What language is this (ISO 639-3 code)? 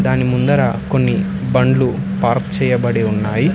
tel